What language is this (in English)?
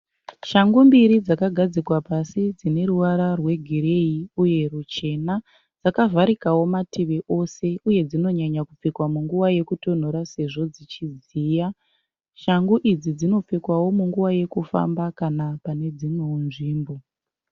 Shona